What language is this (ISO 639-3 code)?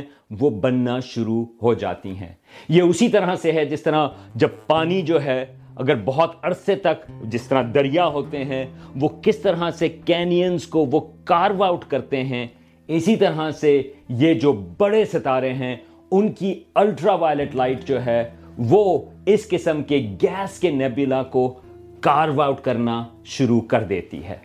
urd